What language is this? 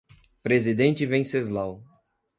Portuguese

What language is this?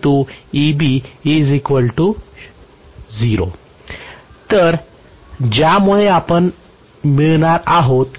Marathi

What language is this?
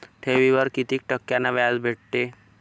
Marathi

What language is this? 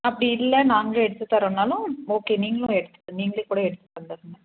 Tamil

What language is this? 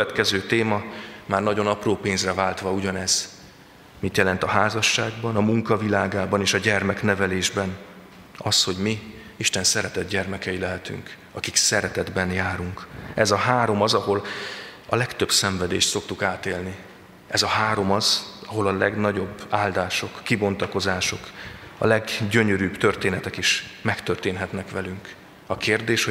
Hungarian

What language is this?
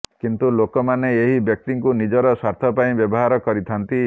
Odia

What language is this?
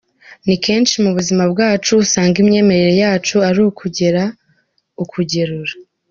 Kinyarwanda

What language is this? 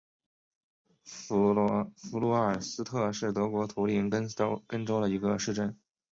Chinese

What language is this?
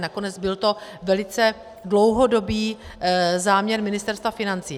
Czech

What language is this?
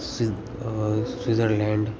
Sanskrit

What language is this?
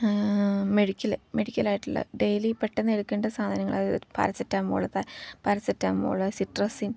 Malayalam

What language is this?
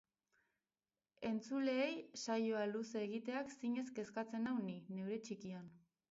Basque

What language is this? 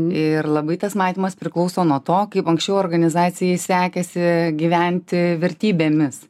Lithuanian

